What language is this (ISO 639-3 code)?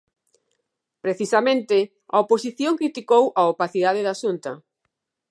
glg